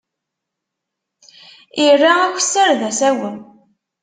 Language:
Kabyle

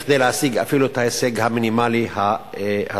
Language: Hebrew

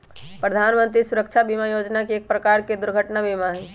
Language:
Magahi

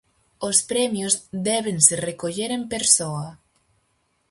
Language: Galician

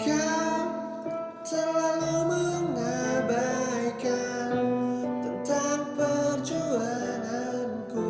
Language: Indonesian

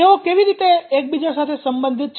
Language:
Gujarati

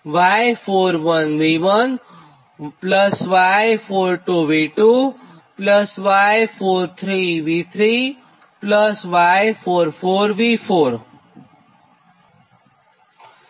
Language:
Gujarati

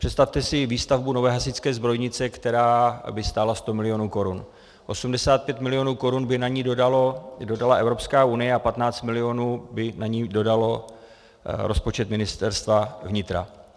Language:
Czech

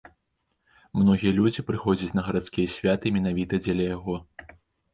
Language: Belarusian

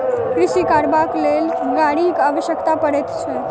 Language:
Maithili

